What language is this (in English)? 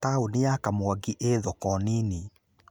Kikuyu